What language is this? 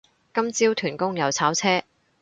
Cantonese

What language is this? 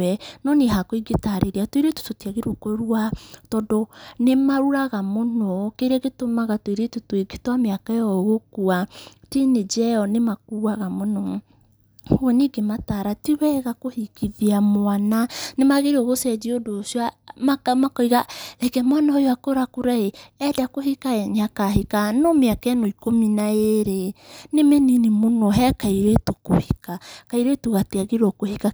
Kikuyu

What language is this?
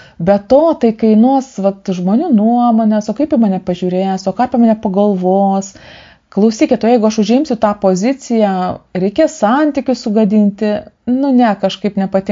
Lithuanian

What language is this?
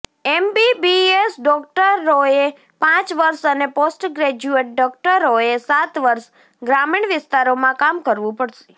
Gujarati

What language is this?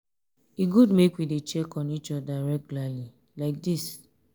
Nigerian Pidgin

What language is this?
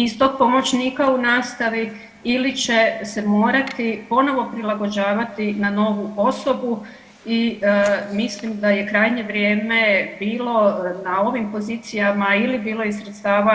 Croatian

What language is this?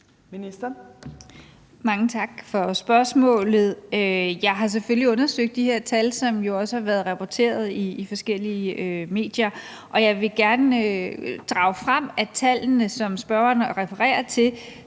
Danish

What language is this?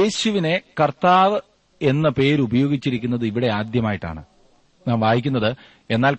Malayalam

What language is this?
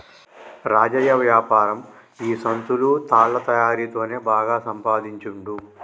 Telugu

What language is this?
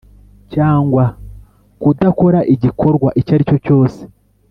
Kinyarwanda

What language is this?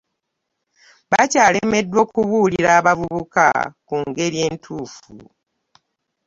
Ganda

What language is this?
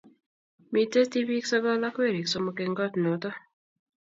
Kalenjin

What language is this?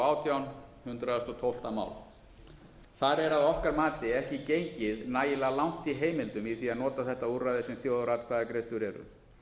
Icelandic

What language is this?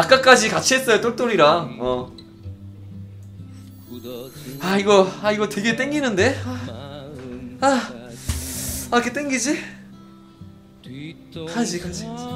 Korean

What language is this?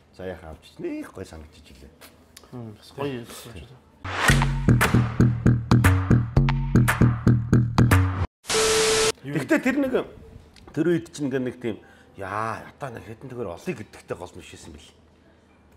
Korean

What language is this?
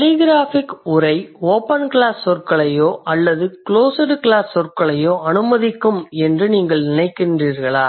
Tamil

